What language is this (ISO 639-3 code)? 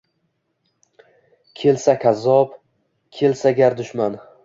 uzb